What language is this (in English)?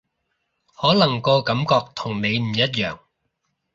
Cantonese